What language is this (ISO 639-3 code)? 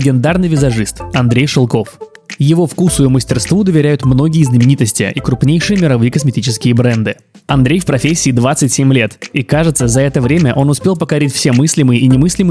rus